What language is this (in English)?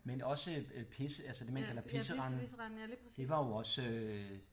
Danish